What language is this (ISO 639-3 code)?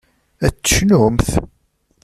kab